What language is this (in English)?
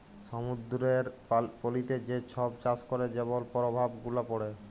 Bangla